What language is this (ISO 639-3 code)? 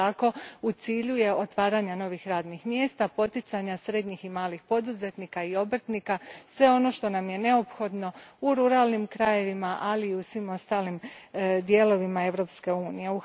hrv